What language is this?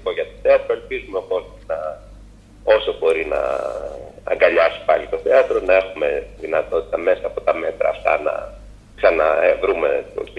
Greek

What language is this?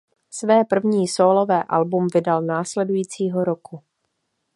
Czech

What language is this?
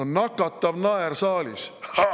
Estonian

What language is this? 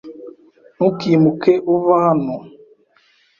Kinyarwanda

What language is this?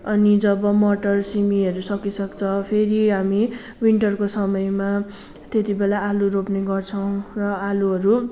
Nepali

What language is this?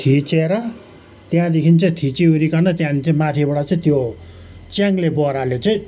Nepali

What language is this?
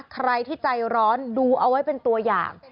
Thai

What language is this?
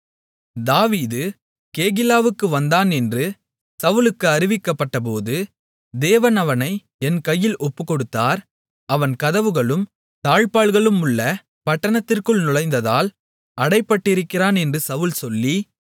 Tamil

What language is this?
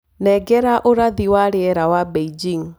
Kikuyu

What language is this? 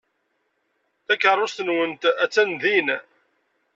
Kabyle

